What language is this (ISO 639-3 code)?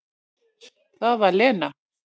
isl